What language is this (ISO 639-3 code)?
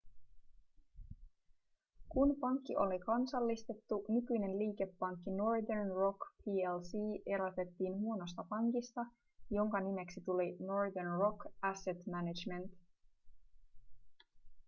fin